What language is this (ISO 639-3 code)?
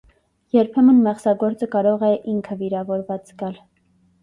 hye